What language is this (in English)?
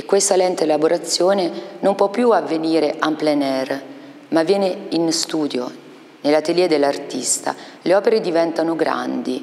Italian